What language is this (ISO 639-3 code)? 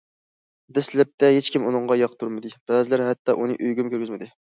uig